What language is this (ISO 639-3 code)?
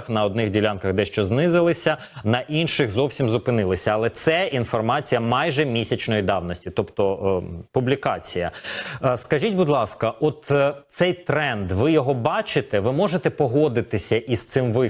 ukr